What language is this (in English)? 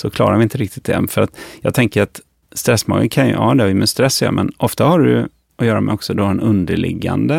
Swedish